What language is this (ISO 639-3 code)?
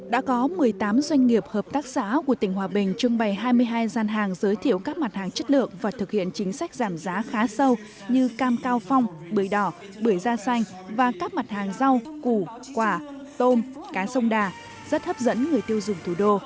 vie